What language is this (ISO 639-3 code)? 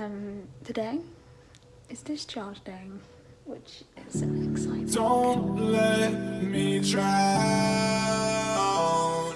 eng